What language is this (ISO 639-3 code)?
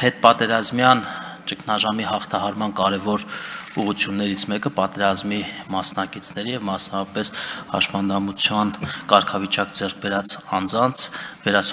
ron